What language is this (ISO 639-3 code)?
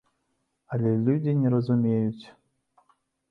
bel